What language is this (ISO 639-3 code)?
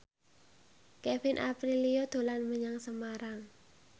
jav